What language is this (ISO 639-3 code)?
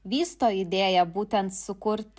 lit